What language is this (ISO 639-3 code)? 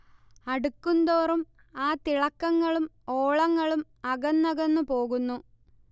mal